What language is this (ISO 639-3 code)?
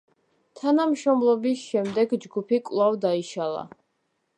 kat